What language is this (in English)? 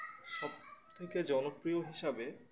Bangla